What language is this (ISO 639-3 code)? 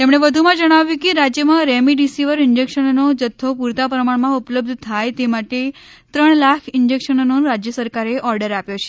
guj